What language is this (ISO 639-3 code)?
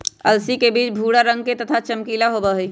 mag